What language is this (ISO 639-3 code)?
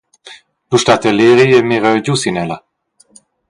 roh